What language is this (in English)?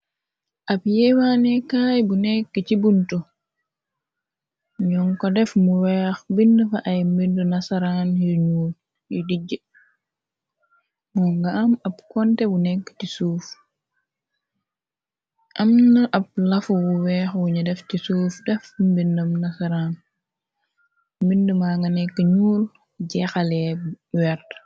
Wolof